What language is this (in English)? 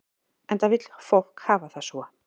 Icelandic